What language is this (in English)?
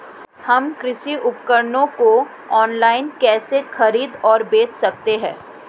Hindi